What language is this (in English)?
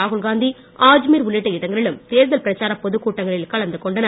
Tamil